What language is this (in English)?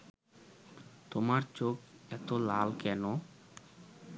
Bangla